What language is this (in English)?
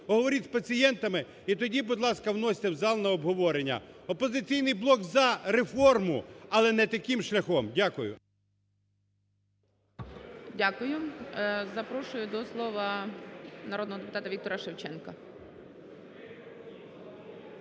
Ukrainian